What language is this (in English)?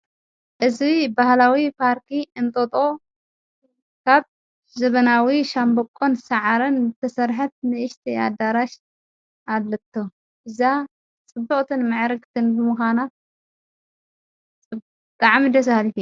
Tigrinya